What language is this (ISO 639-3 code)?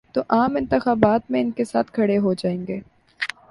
urd